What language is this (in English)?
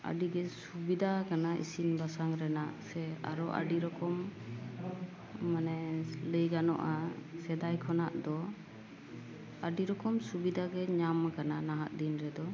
Santali